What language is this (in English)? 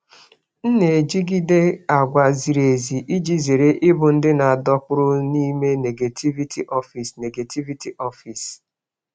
Igbo